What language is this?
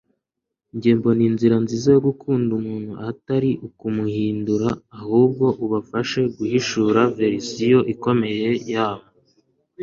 Kinyarwanda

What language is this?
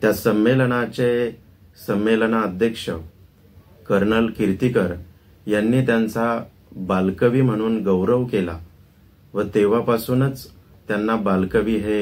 Marathi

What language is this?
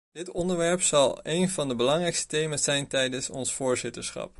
Dutch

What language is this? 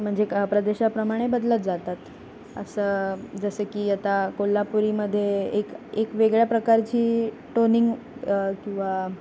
Marathi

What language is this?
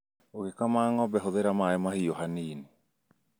Kikuyu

